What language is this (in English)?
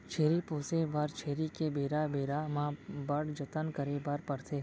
Chhattisgarhi